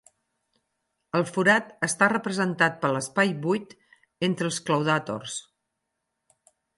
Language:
Catalan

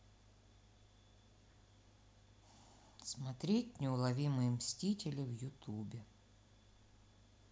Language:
Russian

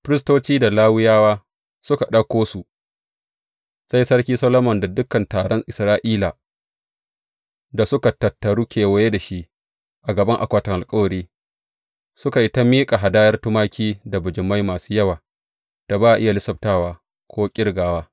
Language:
Hausa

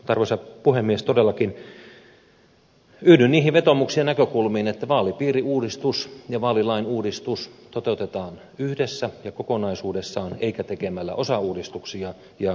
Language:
Finnish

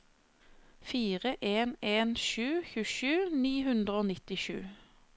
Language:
Norwegian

